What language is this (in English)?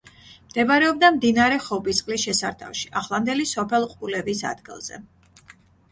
Georgian